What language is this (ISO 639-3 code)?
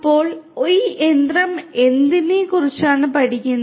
mal